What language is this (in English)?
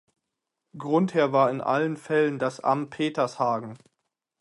German